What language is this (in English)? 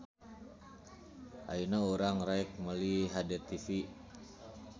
Sundanese